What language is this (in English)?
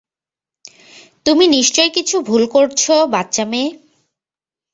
Bangla